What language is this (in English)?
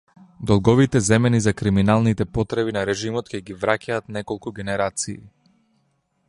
Macedonian